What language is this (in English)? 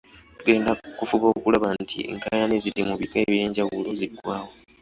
Ganda